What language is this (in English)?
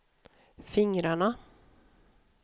Swedish